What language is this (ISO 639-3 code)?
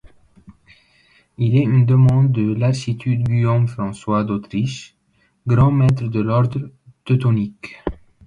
fra